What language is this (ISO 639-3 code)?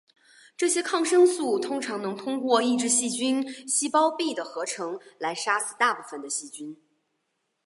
zho